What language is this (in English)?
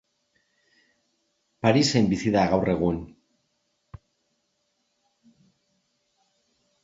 Basque